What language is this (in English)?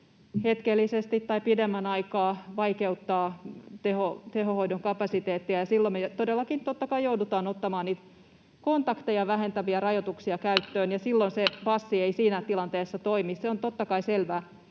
Finnish